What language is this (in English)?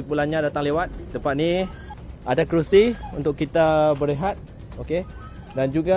Malay